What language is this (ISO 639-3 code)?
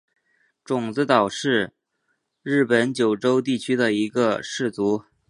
zho